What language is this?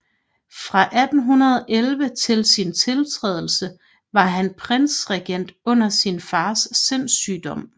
Danish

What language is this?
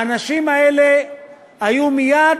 Hebrew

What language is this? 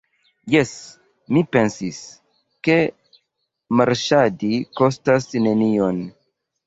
Esperanto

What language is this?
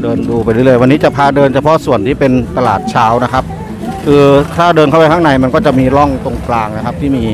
Thai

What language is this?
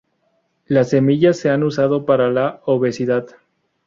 Spanish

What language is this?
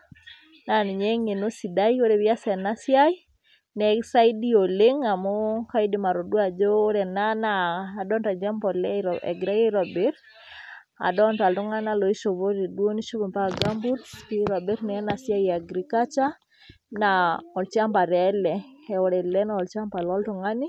Masai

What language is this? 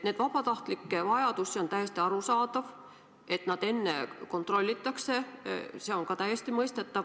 Estonian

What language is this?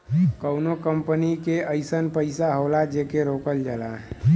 Bhojpuri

